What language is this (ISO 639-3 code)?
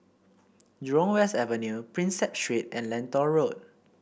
eng